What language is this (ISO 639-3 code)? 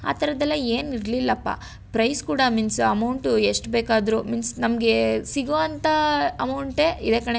kan